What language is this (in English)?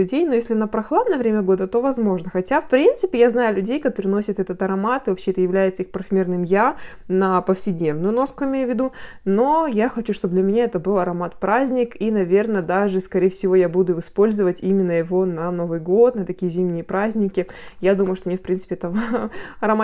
Russian